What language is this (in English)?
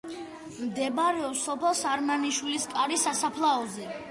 Georgian